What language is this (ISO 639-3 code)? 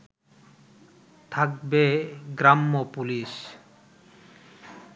ben